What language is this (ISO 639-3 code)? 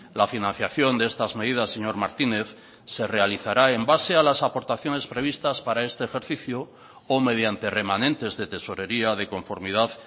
spa